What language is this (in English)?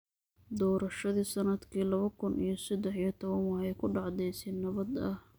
Somali